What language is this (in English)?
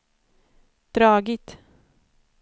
Swedish